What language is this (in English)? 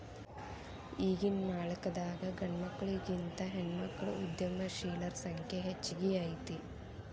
Kannada